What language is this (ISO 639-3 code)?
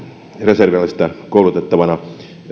fin